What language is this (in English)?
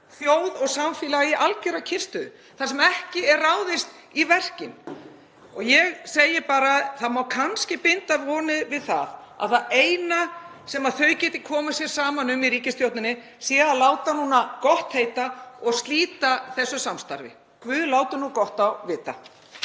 Icelandic